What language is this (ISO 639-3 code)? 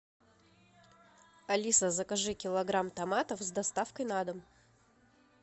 rus